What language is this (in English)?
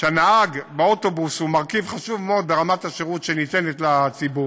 Hebrew